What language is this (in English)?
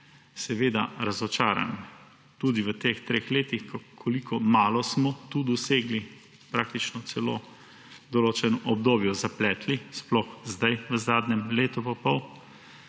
Slovenian